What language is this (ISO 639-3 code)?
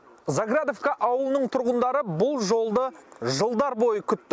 kaz